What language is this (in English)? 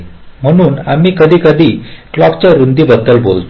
Marathi